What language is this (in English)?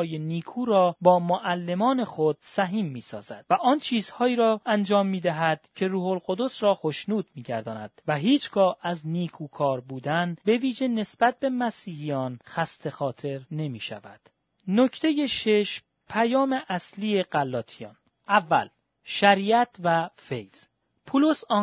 Persian